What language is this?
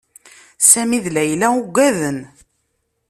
Kabyle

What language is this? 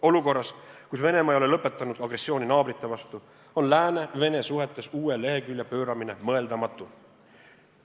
Estonian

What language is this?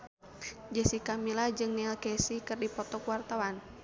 Sundanese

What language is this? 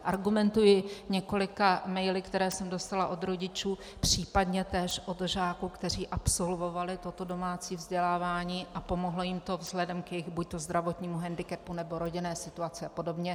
Czech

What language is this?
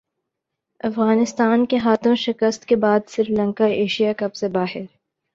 Urdu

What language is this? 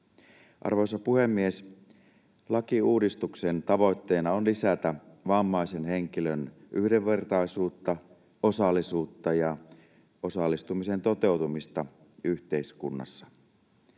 Finnish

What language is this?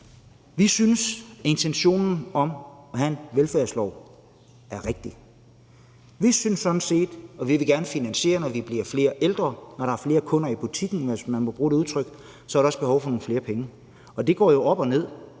Danish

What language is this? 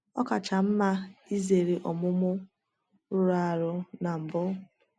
Igbo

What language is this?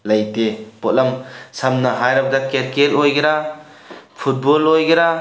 Manipuri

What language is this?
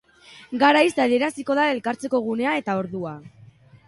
Basque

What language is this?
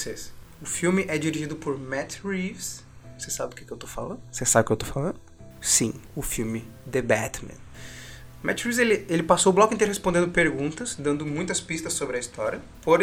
Portuguese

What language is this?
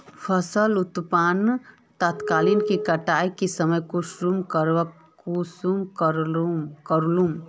Magahi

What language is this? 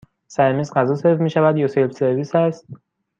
Persian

